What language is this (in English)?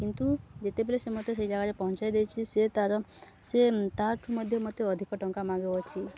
Odia